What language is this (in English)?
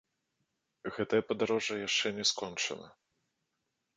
Belarusian